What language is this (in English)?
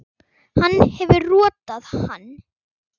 Icelandic